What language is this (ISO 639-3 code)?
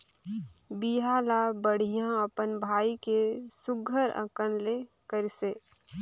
hne